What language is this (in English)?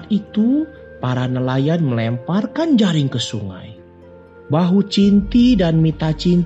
Indonesian